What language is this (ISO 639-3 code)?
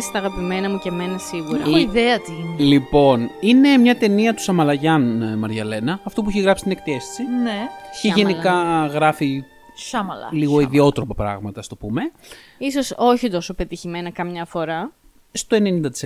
ell